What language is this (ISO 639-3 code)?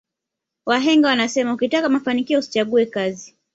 swa